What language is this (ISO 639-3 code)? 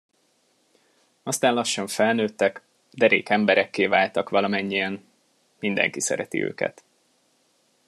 hun